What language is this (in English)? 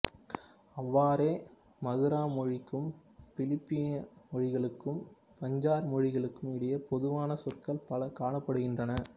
Tamil